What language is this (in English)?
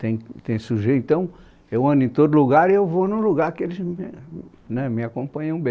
Portuguese